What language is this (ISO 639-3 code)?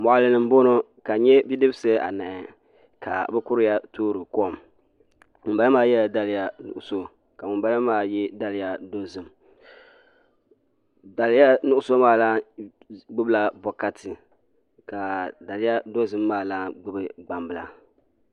dag